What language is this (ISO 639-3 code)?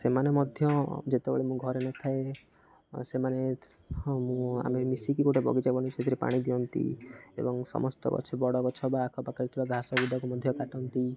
ori